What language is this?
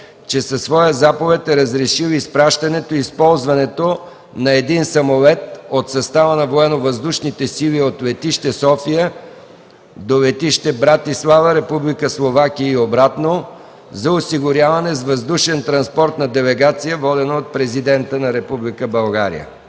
Bulgarian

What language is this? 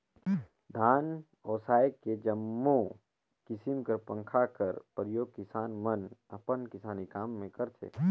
Chhattisgarhi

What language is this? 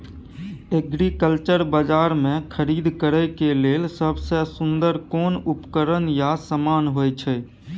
Maithili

